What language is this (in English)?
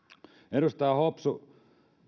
Finnish